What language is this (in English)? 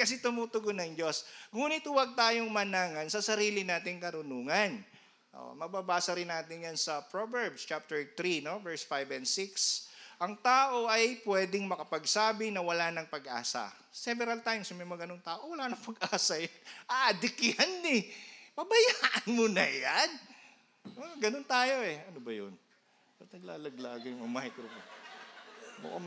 Filipino